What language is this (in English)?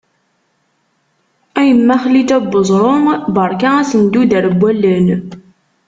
Kabyle